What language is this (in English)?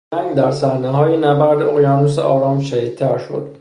Persian